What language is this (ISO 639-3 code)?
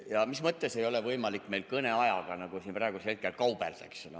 est